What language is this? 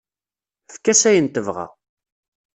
Kabyle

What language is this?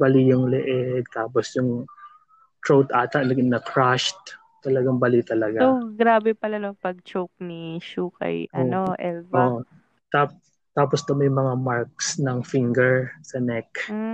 Filipino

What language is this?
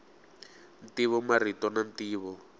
Tsonga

